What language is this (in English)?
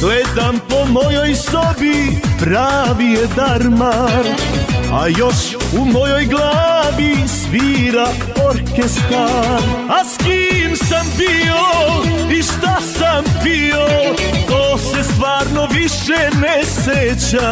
Romanian